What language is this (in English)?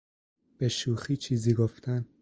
Persian